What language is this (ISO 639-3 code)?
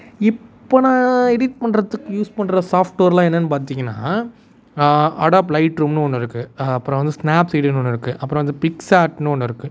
tam